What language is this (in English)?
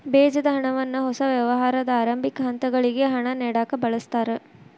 Kannada